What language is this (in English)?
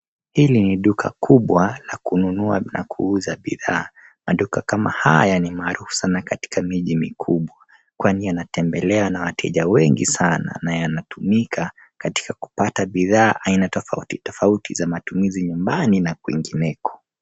Swahili